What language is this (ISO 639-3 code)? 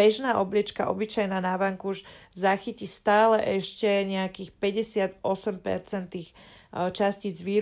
slk